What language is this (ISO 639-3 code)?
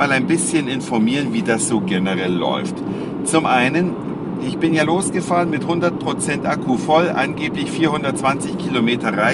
deu